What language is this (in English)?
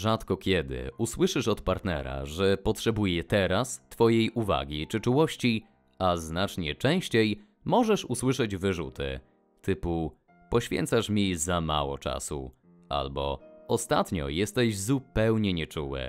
Polish